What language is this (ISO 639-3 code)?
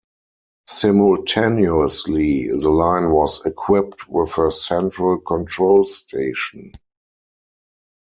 eng